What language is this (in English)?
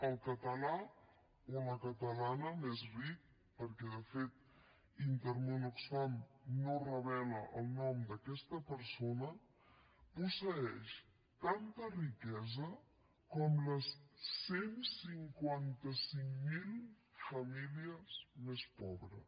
Catalan